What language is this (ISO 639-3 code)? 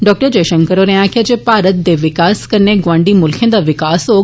doi